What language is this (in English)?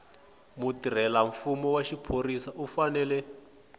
Tsonga